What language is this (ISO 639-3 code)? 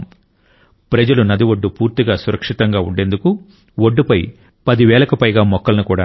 tel